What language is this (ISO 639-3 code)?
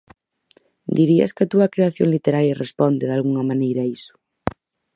glg